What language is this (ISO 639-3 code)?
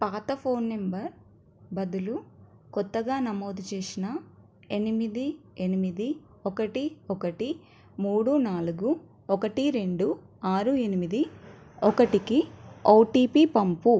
tel